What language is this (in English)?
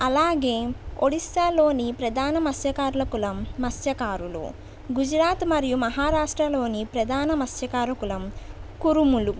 Telugu